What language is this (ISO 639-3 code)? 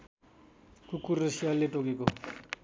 nep